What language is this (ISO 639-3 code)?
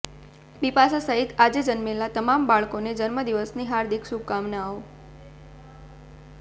guj